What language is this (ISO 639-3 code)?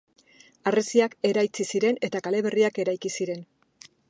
eus